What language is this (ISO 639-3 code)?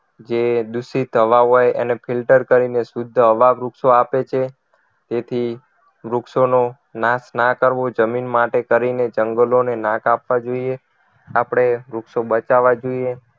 guj